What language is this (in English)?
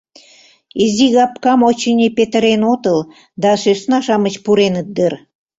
Mari